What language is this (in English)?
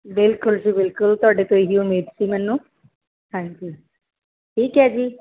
Punjabi